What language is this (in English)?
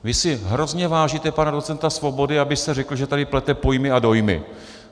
Czech